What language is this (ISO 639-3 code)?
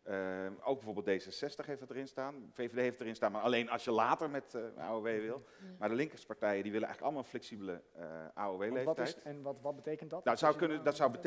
nld